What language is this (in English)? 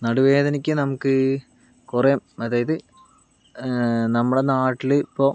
Malayalam